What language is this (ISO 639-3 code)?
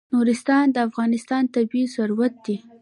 pus